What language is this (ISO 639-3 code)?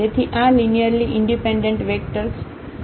guj